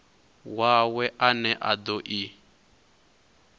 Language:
Venda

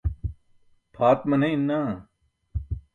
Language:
Burushaski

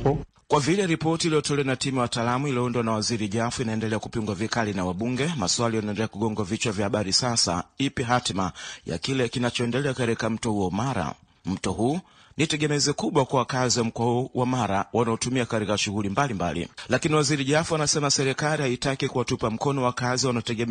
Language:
Swahili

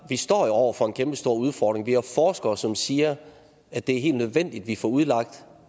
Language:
Danish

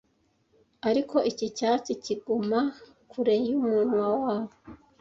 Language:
Kinyarwanda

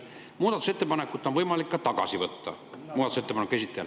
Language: Estonian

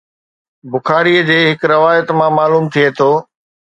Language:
Sindhi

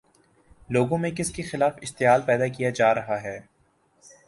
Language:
Urdu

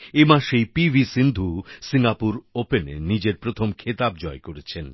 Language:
Bangla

